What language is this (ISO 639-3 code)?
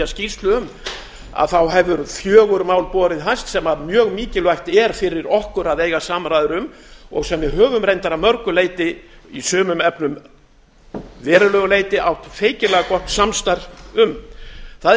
isl